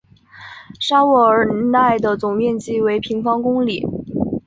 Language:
Chinese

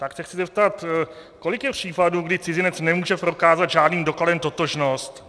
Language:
Czech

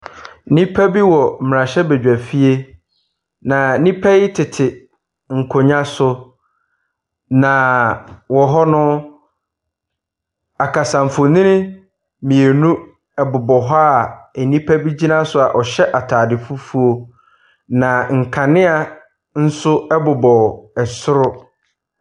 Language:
Akan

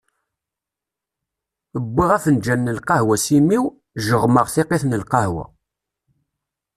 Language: Kabyle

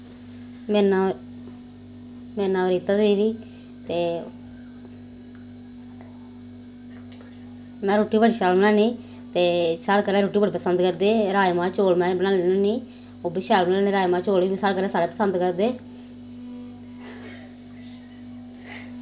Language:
Dogri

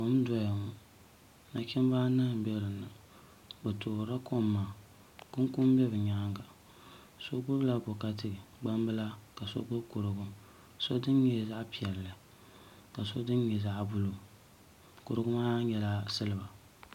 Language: Dagbani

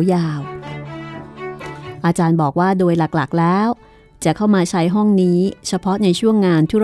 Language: Thai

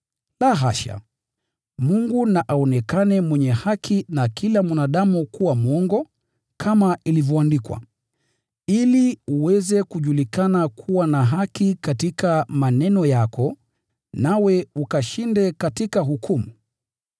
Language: Swahili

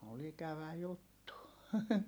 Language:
Finnish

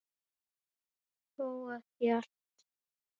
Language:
Icelandic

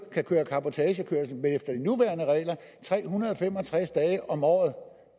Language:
Danish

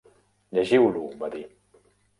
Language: Catalan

